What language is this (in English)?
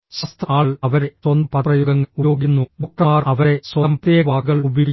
Malayalam